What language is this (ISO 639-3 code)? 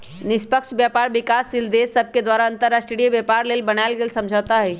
mag